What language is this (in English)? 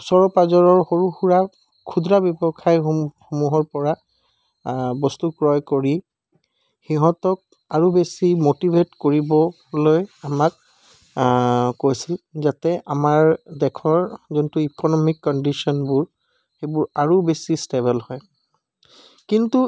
Assamese